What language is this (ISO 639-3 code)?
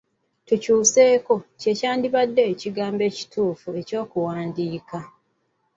lug